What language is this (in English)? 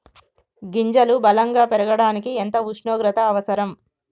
Telugu